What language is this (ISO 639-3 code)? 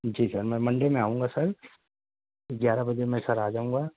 urd